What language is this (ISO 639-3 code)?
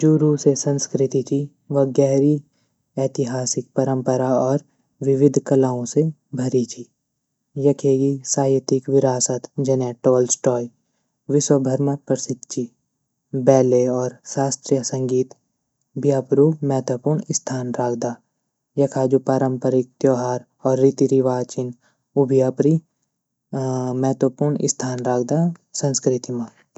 gbm